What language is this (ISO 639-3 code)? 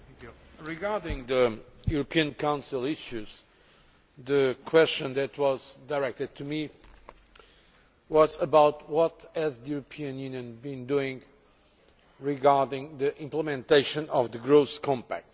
eng